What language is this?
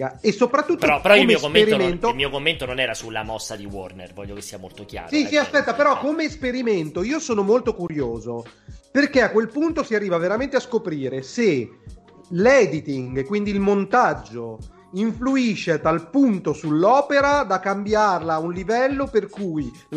Italian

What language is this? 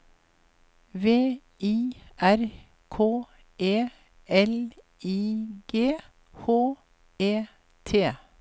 Norwegian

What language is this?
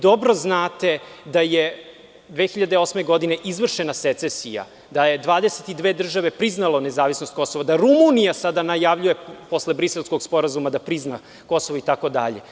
Serbian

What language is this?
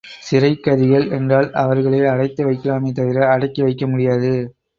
Tamil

